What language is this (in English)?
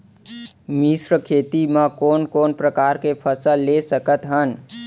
Chhattisgarhi